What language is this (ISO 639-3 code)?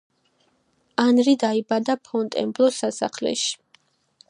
kat